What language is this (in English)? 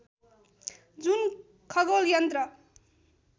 Nepali